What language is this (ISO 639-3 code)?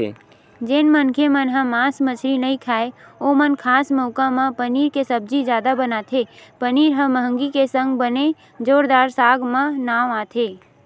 hne